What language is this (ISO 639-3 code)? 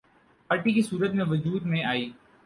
urd